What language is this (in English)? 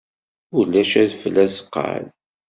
Kabyle